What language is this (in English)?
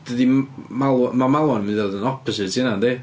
Welsh